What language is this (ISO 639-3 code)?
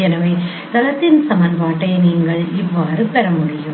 tam